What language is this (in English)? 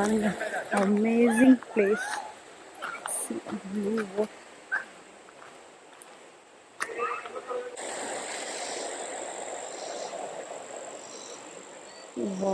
English